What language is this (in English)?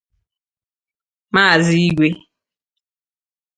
Igbo